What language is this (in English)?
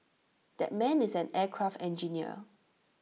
English